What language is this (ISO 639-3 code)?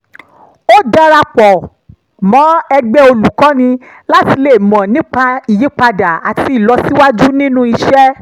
yor